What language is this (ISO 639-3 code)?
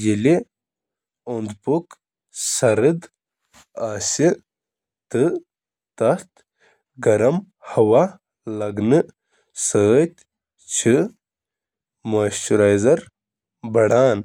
kas